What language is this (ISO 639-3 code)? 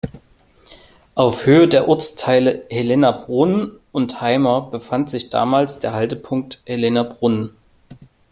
deu